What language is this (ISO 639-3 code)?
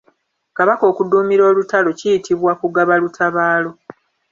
lug